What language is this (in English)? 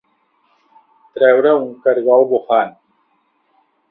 Catalan